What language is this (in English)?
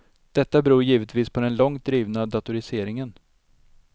Swedish